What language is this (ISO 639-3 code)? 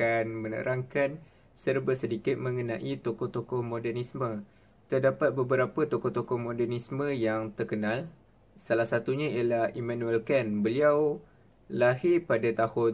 msa